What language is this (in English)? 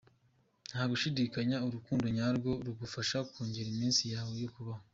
Kinyarwanda